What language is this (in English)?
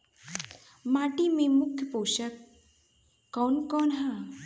Bhojpuri